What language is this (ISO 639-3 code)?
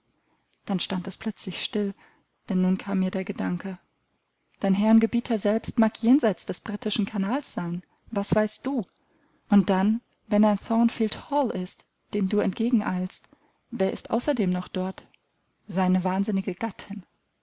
deu